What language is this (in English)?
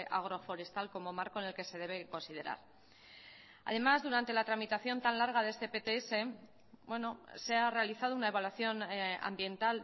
Spanish